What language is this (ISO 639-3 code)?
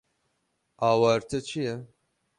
kur